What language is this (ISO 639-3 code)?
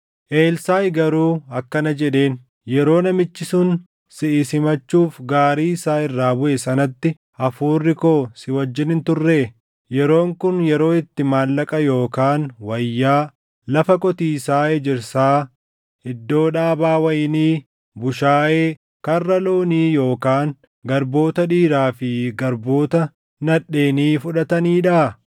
orm